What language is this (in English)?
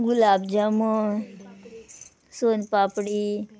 Konkani